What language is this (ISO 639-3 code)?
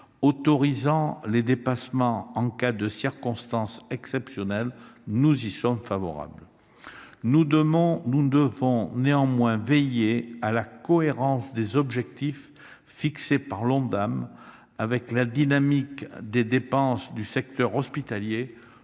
fra